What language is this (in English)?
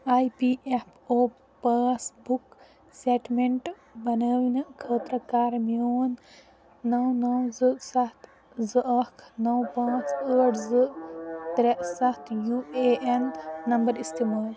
Kashmiri